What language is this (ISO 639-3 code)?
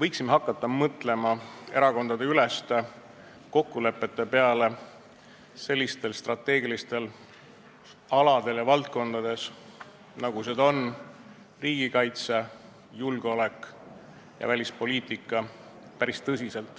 est